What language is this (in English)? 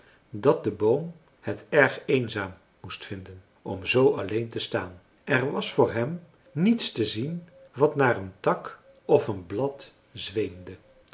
Dutch